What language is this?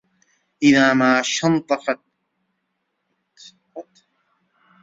Arabic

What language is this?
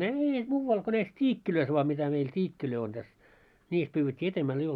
Finnish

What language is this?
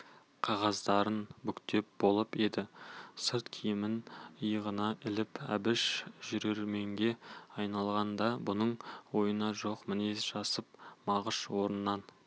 Kazakh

